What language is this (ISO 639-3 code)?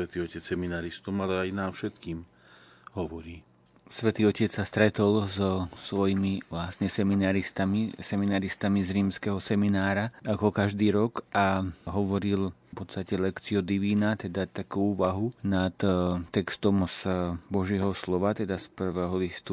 slk